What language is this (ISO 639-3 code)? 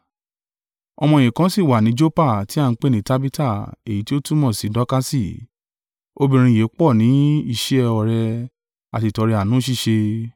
yor